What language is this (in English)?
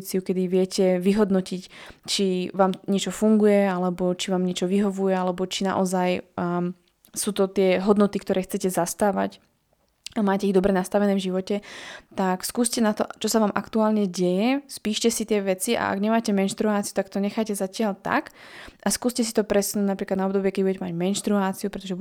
Slovak